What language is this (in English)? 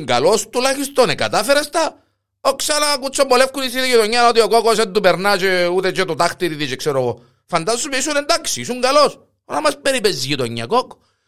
Greek